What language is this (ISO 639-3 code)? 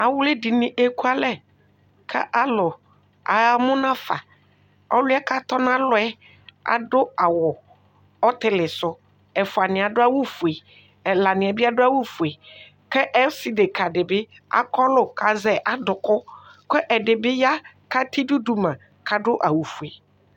kpo